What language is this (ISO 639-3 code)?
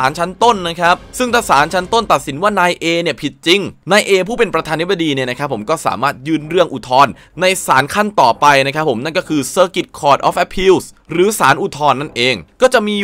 tha